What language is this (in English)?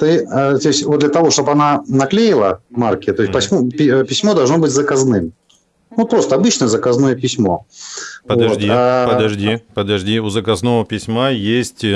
Russian